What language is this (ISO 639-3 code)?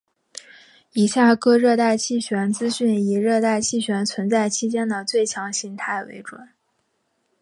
zho